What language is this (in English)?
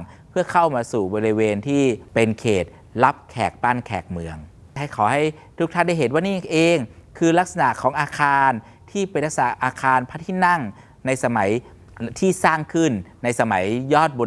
Thai